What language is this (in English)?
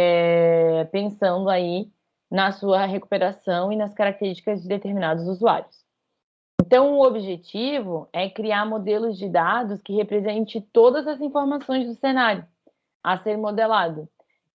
Portuguese